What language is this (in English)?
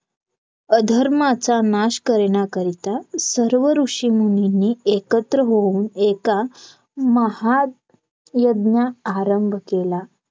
Marathi